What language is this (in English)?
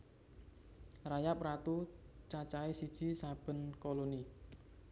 Javanese